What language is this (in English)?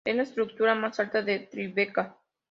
Spanish